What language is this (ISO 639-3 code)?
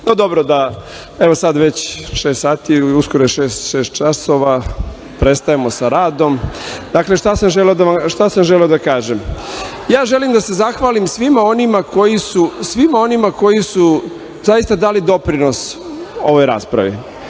srp